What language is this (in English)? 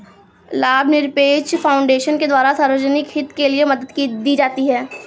Hindi